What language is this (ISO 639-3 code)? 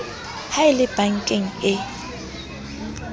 sot